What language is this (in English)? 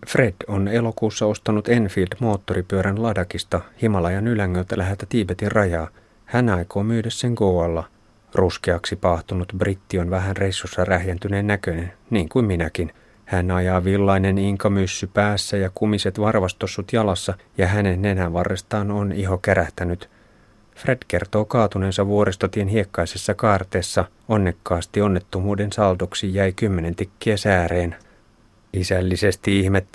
Finnish